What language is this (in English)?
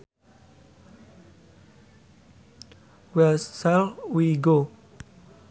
Sundanese